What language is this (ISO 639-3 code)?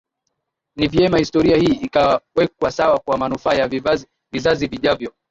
swa